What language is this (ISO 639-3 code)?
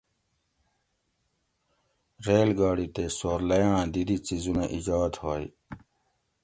gwc